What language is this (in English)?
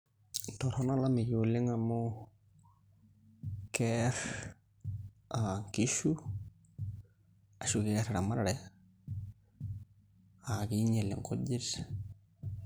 Masai